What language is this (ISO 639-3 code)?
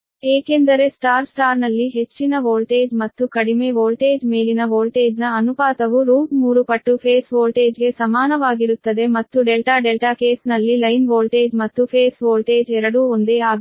kan